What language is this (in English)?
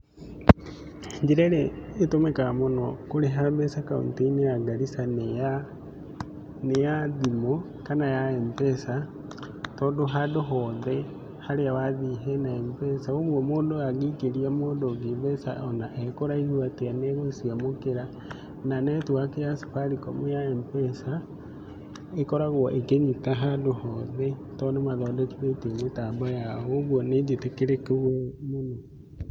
Kikuyu